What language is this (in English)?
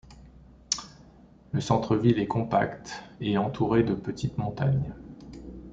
French